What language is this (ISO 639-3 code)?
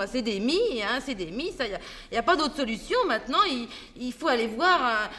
fra